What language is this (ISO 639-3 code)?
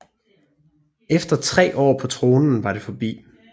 dan